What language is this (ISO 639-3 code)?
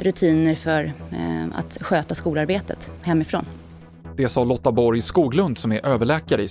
swe